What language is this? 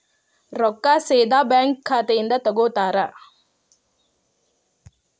Kannada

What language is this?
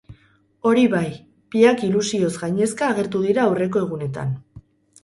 Basque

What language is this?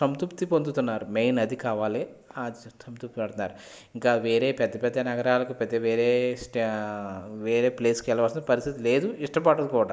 Telugu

